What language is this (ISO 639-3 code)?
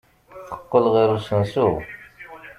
kab